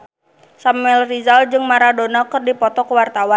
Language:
Sundanese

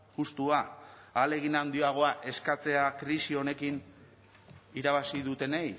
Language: Basque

